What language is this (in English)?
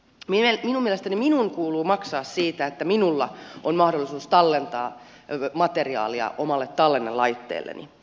Finnish